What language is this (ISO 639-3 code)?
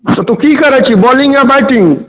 mai